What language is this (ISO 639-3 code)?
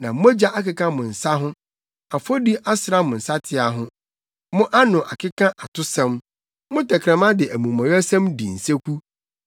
aka